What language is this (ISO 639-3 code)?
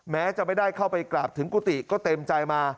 tha